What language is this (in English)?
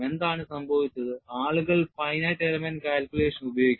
Malayalam